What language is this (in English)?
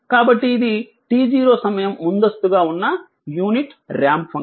Telugu